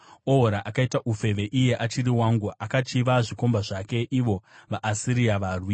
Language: Shona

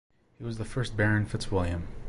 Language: English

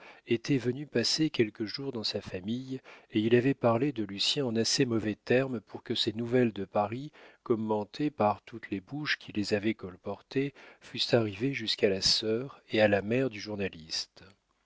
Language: French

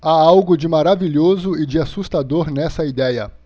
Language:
Portuguese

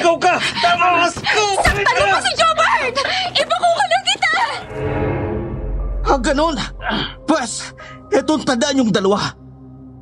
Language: Filipino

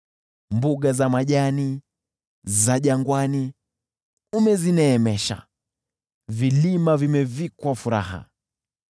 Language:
Swahili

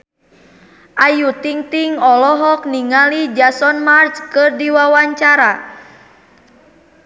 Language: Sundanese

